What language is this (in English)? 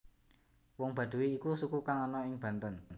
Javanese